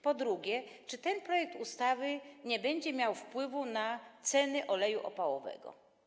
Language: Polish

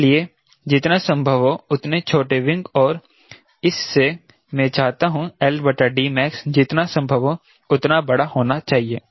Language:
Hindi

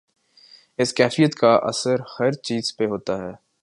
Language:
Urdu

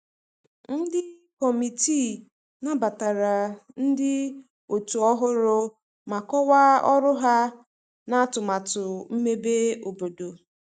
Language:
Igbo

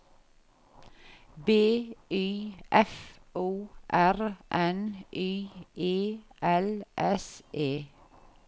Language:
Norwegian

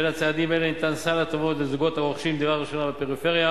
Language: Hebrew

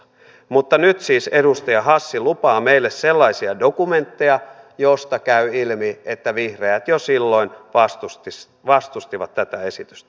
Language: Finnish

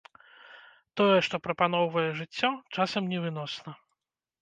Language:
Belarusian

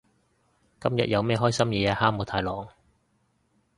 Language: Cantonese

